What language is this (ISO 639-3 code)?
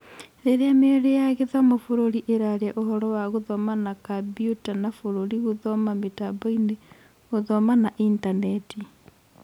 kik